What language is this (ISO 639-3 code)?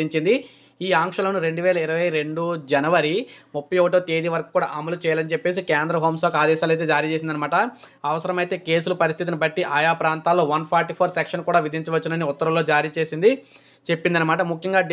hin